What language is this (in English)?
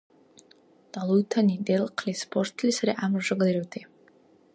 Dargwa